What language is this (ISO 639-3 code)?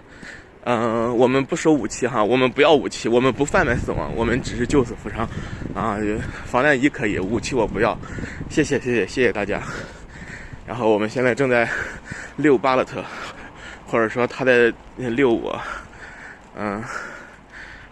zho